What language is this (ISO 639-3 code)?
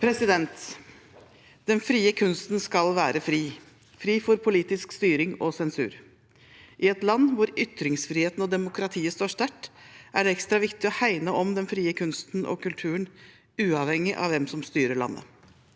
nor